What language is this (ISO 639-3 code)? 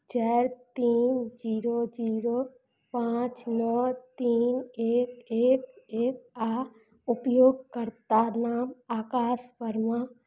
mai